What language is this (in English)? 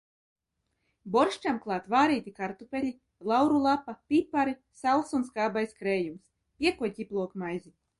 Latvian